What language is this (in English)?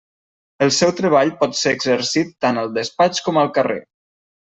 Catalan